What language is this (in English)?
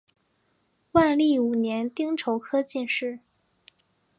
Chinese